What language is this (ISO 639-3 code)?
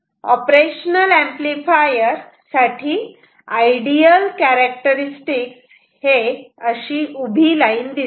mar